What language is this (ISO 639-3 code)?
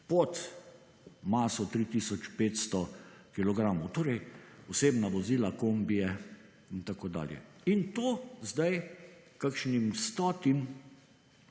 slv